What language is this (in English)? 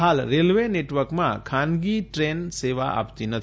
Gujarati